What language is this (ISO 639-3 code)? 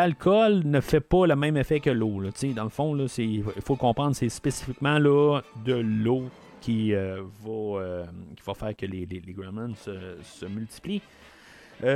fra